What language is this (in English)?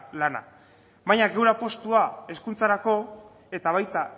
Basque